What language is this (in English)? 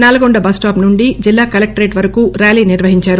Telugu